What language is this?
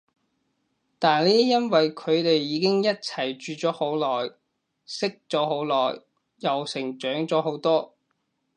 Cantonese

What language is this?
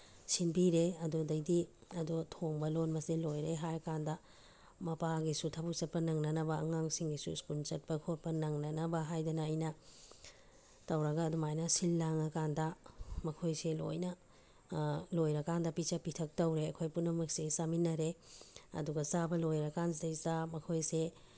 Manipuri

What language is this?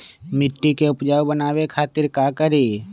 Magahi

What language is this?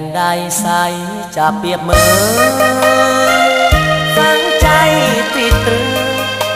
Thai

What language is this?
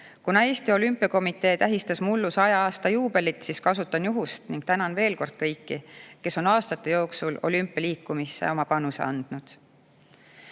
Estonian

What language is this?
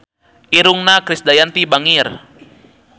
Sundanese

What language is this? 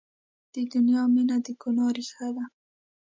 Pashto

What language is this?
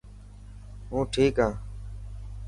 Dhatki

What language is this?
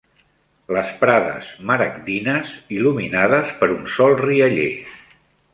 Catalan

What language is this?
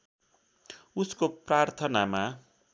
Nepali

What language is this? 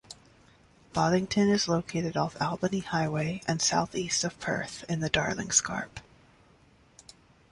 English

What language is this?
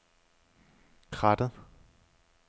Danish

